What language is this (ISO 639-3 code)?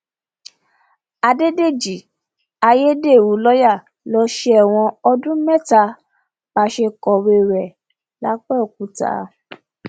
yor